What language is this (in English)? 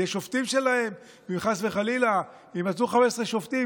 Hebrew